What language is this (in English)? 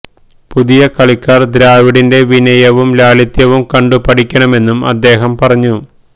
Malayalam